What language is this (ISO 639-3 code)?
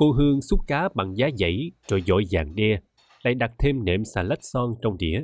vie